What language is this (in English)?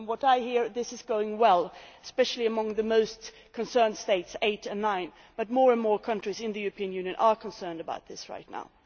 English